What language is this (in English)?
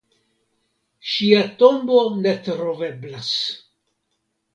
Esperanto